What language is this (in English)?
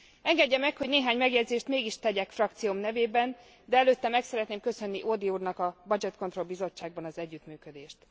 Hungarian